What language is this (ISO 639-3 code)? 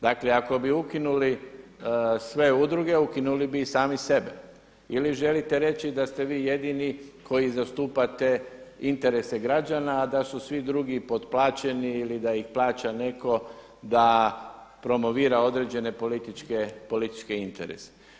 hrv